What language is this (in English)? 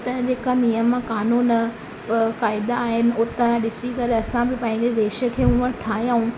Sindhi